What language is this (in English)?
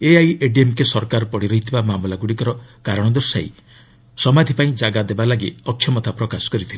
Odia